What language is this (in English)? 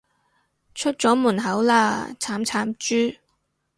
Cantonese